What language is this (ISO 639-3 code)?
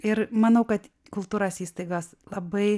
lit